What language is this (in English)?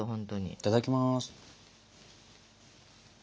Japanese